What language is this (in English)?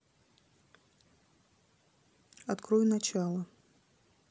Russian